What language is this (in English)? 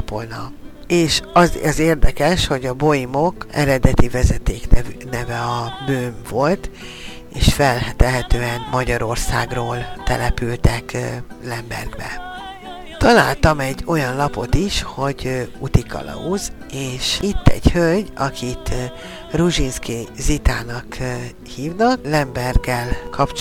Hungarian